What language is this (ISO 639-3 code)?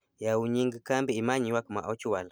luo